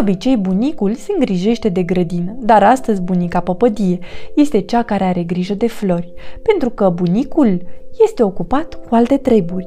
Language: Romanian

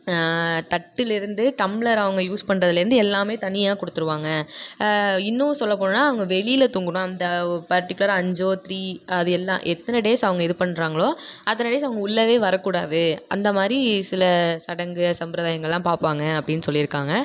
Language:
Tamil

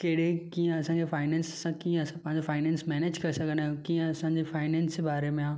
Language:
Sindhi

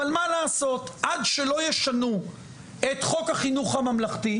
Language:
Hebrew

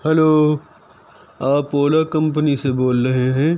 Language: Urdu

